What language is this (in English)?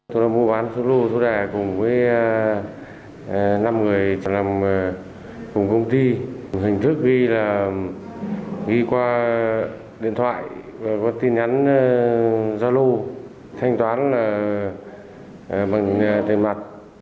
Vietnamese